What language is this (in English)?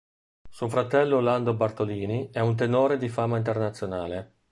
Italian